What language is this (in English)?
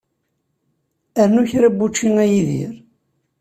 Kabyle